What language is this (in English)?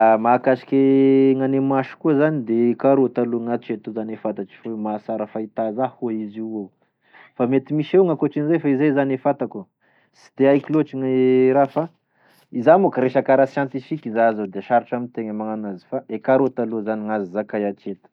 Tesaka Malagasy